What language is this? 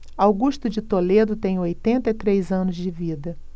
Portuguese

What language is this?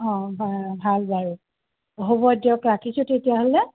Assamese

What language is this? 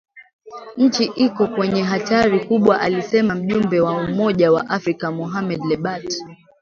Swahili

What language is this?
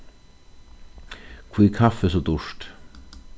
Faroese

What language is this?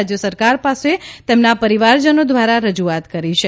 Gujarati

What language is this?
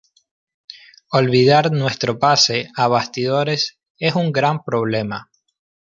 Spanish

